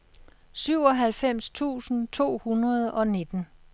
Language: Danish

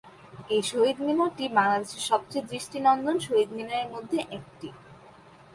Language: Bangla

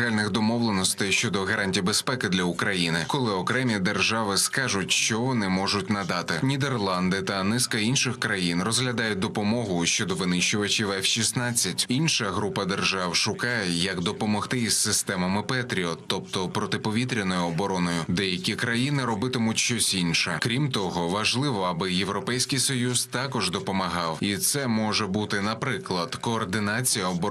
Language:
Ukrainian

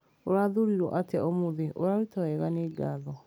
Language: Kikuyu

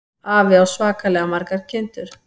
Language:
Icelandic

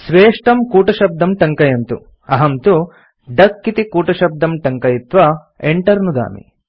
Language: Sanskrit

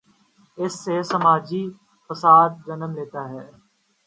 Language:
Urdu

